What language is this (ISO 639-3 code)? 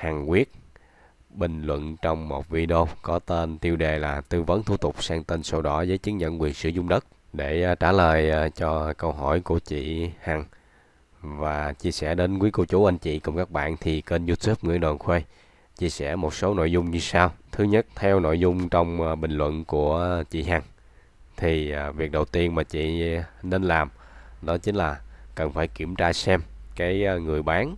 vie